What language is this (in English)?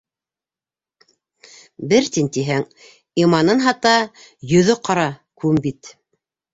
Bashkir